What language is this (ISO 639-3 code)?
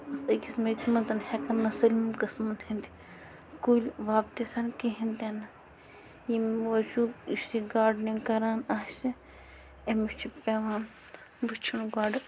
kas